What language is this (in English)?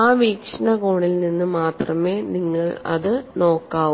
Malayalam